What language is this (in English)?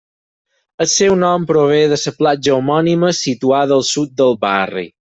Catalan